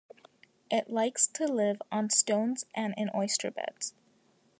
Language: English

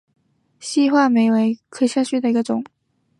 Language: Chinese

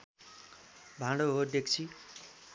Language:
Nepali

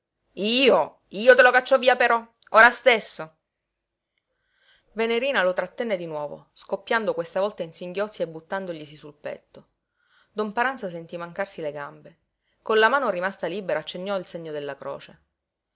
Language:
Italian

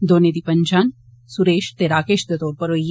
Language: Dogri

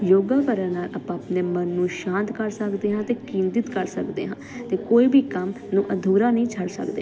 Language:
Punjabi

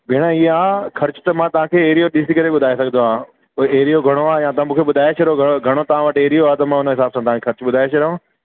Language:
Sindhi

